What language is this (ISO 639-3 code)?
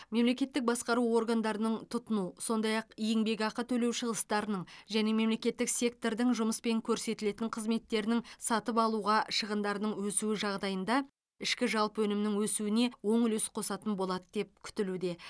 kaz